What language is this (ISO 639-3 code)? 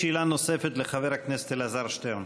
heb